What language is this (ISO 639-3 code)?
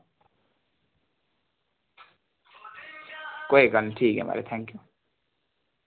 doi